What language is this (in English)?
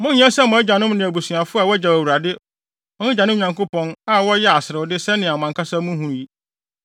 Akan